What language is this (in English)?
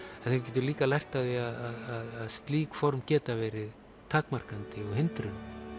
Icelandic